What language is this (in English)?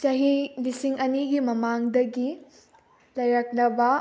Manipuri